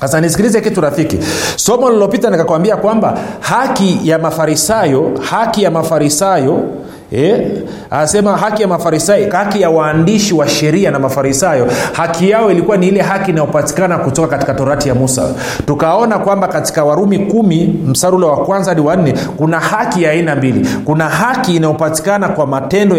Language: Swahili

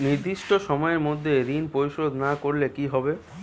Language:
Bangla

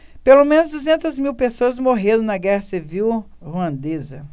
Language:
Portuguese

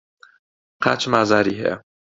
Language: Central Kurdish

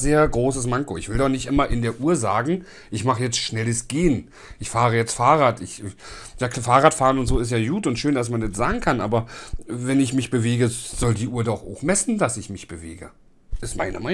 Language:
German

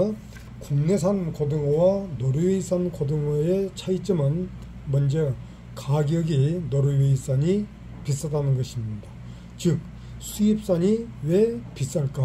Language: Korean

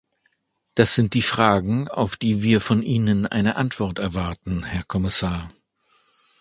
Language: German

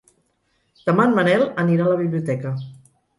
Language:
Catalan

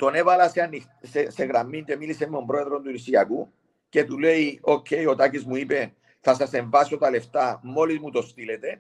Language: Greek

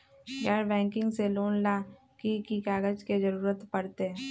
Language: Magahi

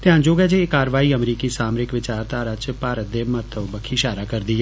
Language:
Dogri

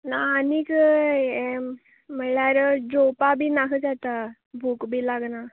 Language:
Konkani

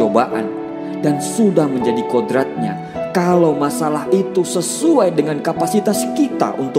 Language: Indonesian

